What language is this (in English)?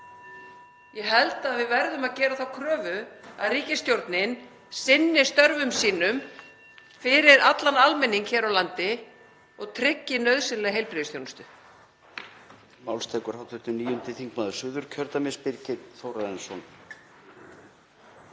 Icelandic